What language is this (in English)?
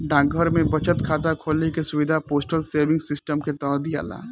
Bhojpuri